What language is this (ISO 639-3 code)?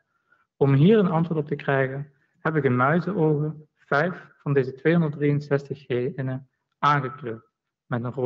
nld